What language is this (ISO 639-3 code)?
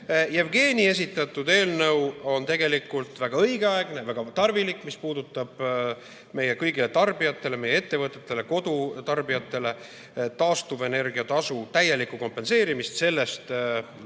est